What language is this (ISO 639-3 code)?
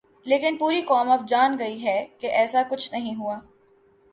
urd